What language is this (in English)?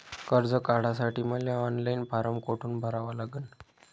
Marathi